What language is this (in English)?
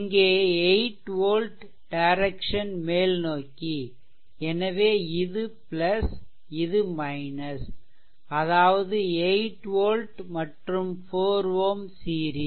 Tamil